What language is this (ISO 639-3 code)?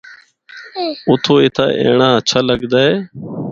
hno